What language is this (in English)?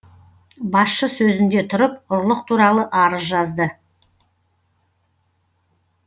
Kazakh